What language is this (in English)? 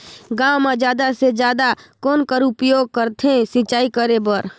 Chhattisgarhi